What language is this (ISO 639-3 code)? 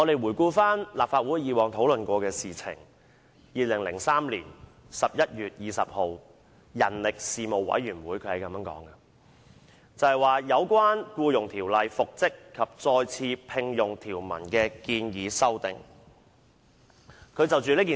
yue